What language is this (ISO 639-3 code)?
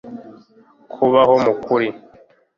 kin